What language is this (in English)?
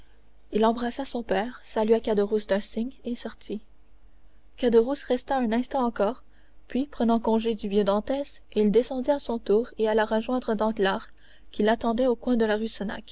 French